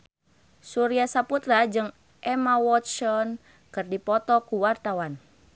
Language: Sundanese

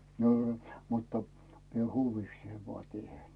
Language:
Finnish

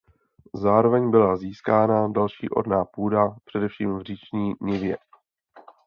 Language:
Czech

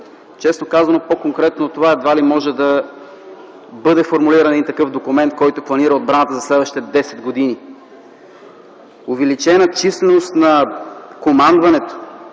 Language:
Bulgarian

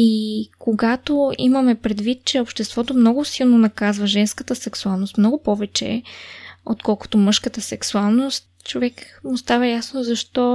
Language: Bulgarian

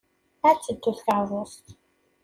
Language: Kabyle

